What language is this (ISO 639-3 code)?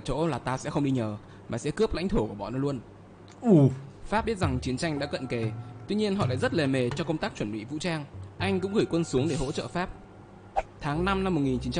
vie